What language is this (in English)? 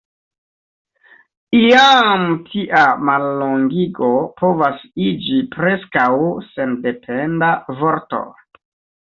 Esperanto